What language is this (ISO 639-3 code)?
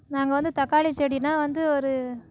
tam